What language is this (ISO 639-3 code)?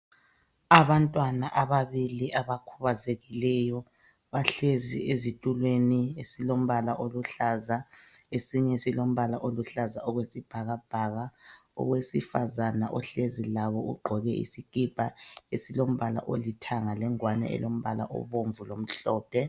nde